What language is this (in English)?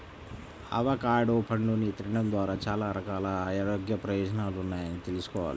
Telugu